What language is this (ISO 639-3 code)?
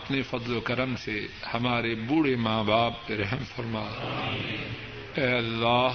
urd